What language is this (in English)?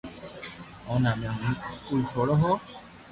Loarki